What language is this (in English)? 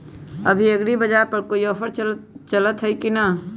Magahi